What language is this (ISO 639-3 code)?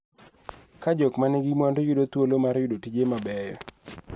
luo